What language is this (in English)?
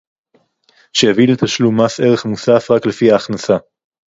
Hebrew